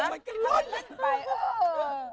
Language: Thai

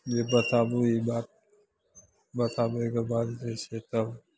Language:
Maithili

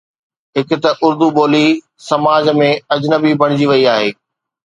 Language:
Sindhi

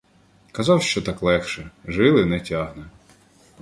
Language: Ukrainian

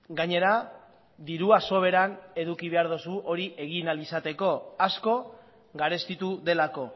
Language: Basque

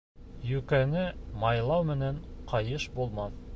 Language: Bashkir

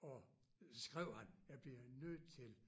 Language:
Danish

